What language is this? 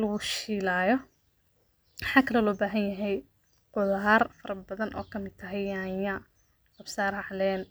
Somali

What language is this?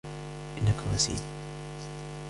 Arabic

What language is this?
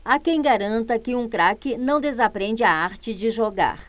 Portuguese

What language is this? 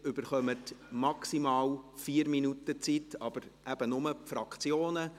Swiss German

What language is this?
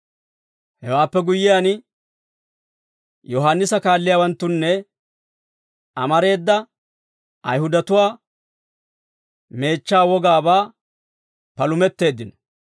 Dawro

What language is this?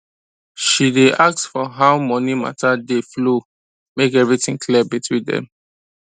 Nigerian Pidgin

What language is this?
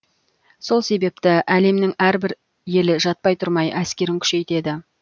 Kazakh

